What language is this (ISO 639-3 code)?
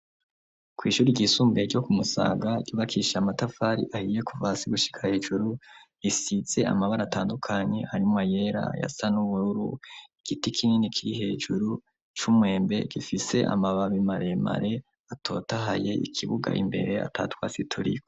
run